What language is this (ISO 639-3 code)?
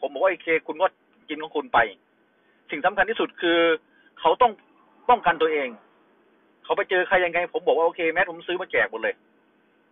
tha